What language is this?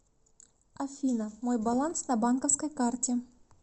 Russian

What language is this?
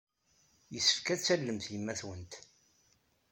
Kabyle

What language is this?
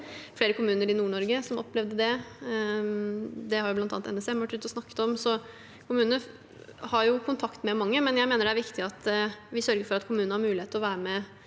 Norwegian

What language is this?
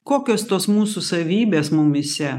Lithuanian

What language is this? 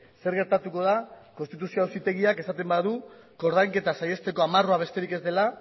Basque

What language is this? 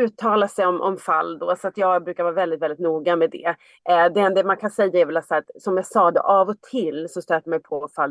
Swedish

